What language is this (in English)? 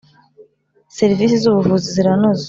Kinyarwanda